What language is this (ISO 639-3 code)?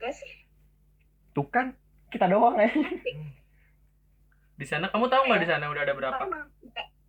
ind